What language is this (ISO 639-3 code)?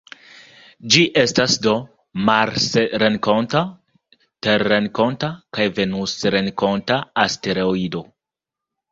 epo